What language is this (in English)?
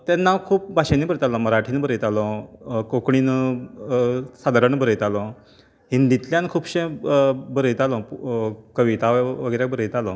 Konkani